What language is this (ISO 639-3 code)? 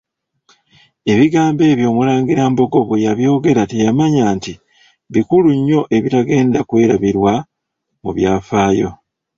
lug